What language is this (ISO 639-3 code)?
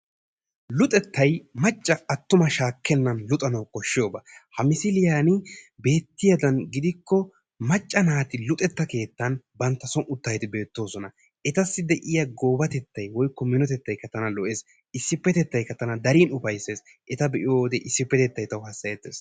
wal